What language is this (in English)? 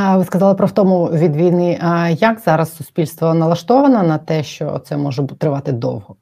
Ukrainian